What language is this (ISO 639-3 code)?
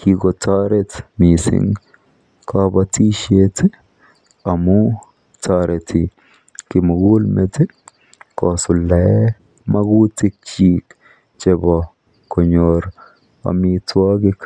kln